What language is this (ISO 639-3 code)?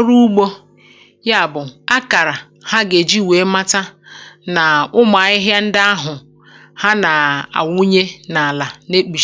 ibo